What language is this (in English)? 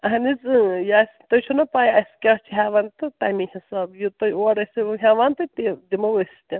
Kashmiri